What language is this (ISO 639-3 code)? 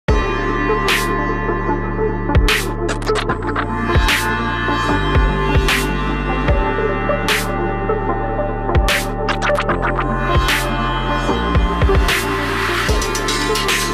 eng